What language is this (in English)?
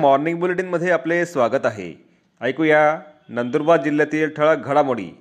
Marathi